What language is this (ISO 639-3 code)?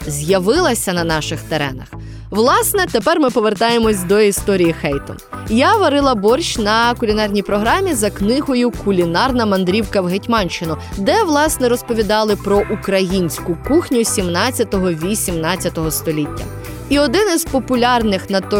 ukr